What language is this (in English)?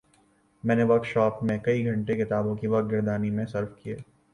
Urdu